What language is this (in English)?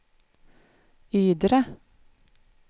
Swedish